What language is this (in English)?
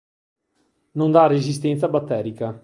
Italian